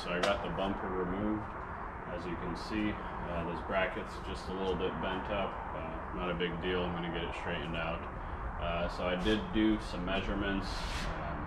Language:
English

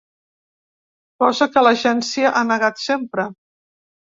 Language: Catalan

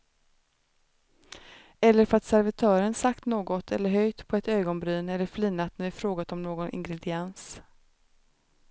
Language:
Swedish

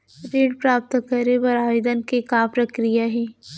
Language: Chhattisgarhi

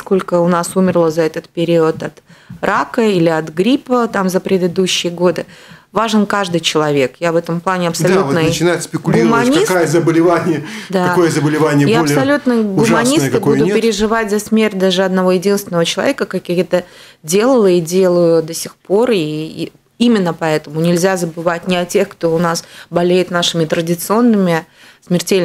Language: Russian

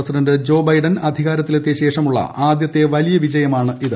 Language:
Malayalam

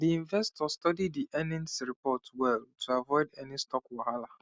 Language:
Nigerian Pidgin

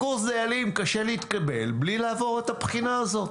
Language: Hebrew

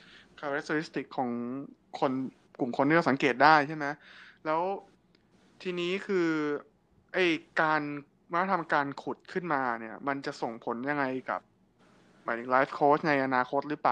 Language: Thai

